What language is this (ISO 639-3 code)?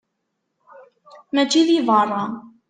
kab